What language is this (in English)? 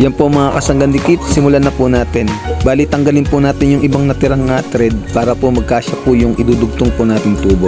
Filipino